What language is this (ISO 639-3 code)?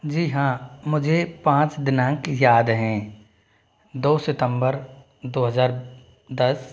hin